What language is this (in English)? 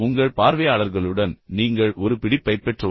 Tamil